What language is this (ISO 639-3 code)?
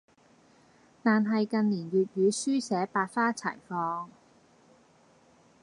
yue